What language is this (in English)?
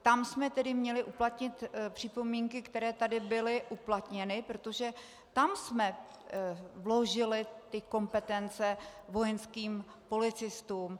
Czech